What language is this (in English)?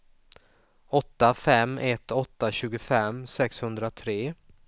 Swedish